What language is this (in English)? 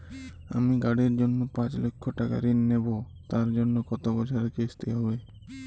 Bangla